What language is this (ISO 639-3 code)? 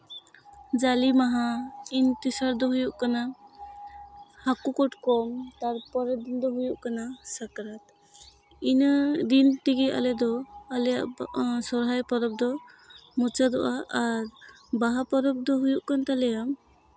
sat